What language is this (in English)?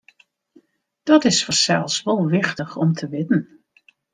Western Frisian